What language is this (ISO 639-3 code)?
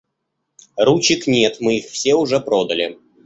rus